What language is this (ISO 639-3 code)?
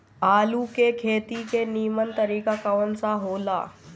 bho